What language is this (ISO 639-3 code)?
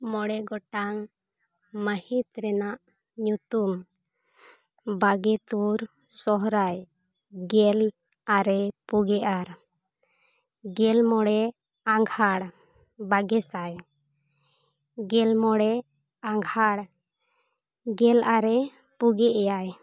sat